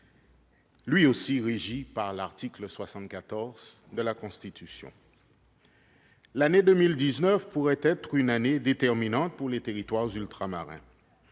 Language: French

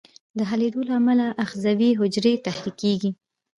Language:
Pashto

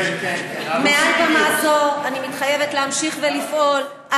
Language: Hebrew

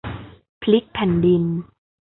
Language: Thai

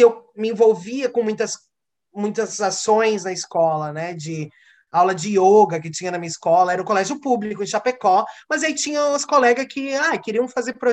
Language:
Portuguese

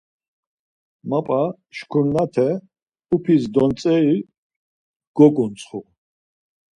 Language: Laz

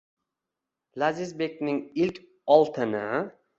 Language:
Uzbek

